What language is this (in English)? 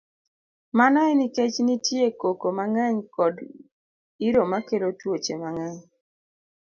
Luo (Kenya and Tanzania)